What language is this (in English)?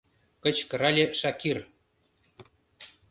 Mari